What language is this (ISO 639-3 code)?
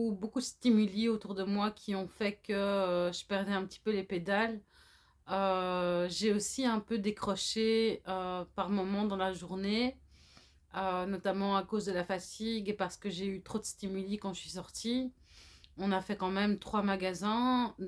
fra